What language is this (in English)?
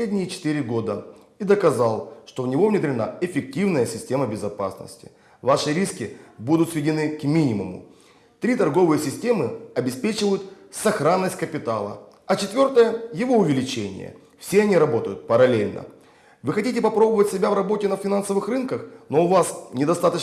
Russian